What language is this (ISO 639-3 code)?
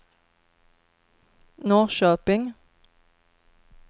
swe